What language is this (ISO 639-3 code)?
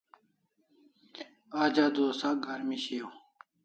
kls